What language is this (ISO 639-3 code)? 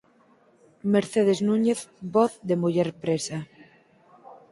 glg